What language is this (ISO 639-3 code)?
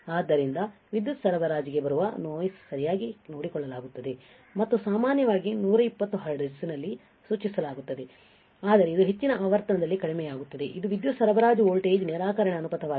kan